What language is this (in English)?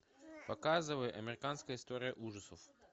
Russian